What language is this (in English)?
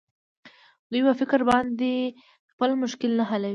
Pashto